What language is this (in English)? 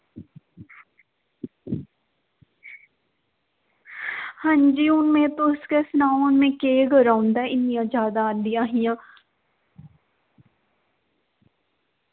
Dogri